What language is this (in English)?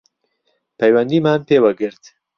Central Kurdish